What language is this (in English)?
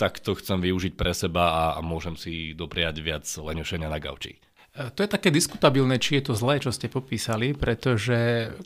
Slovak